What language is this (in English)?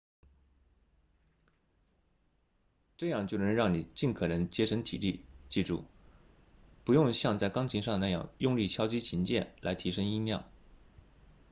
Chinese